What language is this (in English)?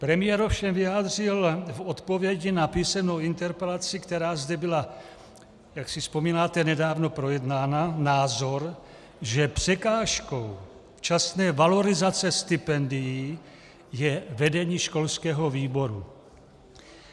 Czech